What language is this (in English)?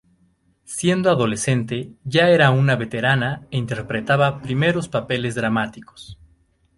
Spanish